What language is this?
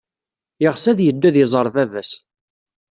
Kabyle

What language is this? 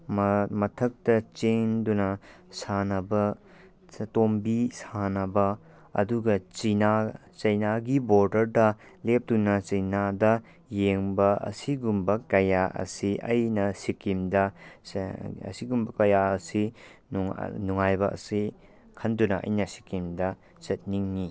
Manipuri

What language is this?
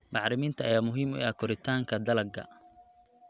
Somali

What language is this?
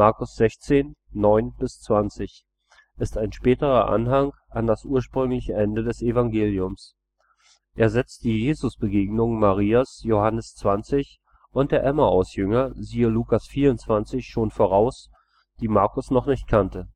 German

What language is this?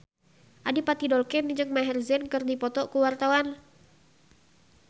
Sundanese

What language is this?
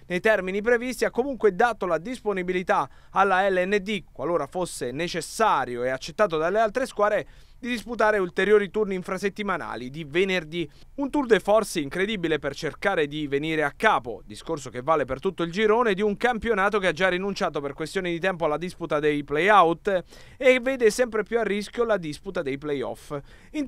Italian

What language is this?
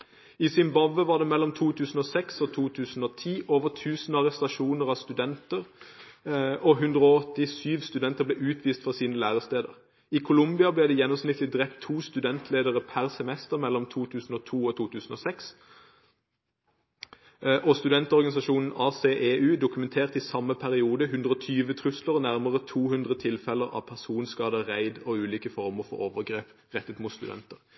Norwegian Bokmål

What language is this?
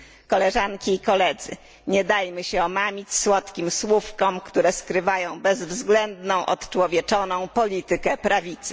Polish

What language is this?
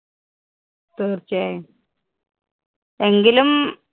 Malayalam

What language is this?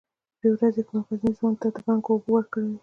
Pashto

